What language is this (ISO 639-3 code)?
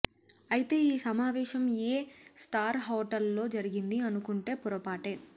tel